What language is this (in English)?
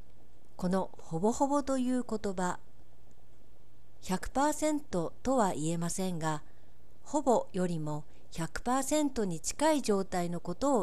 Japanese